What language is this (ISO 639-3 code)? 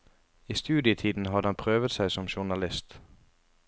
nor